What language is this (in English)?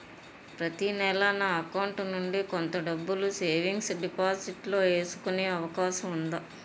Telugu